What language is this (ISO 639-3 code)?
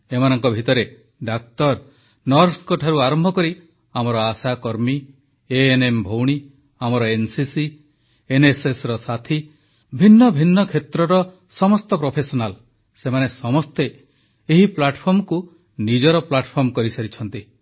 ori